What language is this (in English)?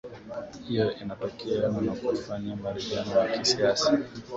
Swahili